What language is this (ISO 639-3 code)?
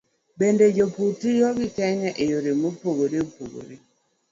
luo